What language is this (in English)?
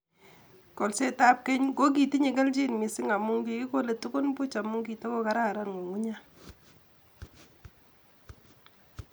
Kalenjin